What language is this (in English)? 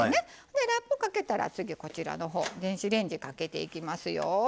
Japanese